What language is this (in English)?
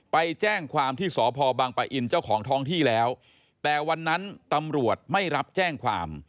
Thai